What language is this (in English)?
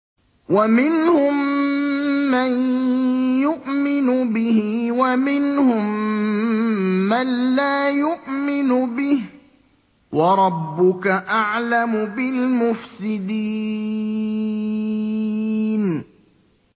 Arabic